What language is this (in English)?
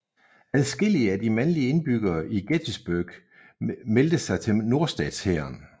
Danish